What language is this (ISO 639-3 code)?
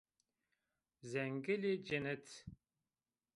zza